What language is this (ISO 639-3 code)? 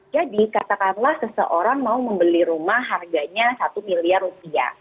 ind